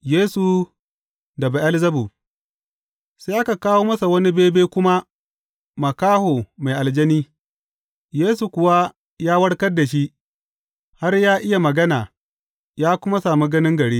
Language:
Hausa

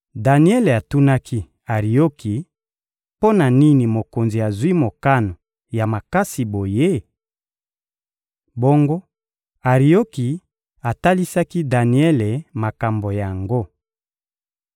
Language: Lingala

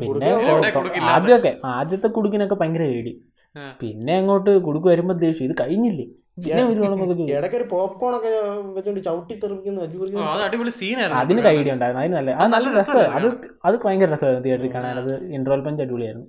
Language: Malayalam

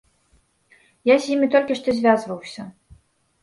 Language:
Belarusian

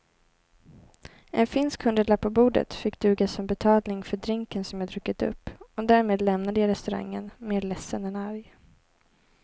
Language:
Swedish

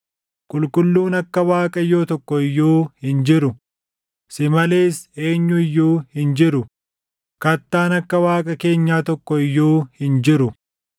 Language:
Oromo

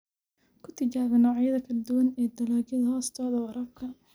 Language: Somali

